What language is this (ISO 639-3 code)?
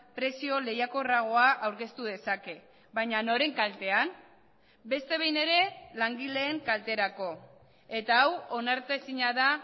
eus